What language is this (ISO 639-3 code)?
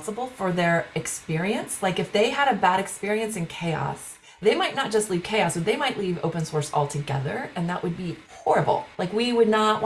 eng